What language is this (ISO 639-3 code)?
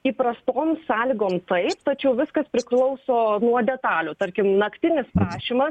lit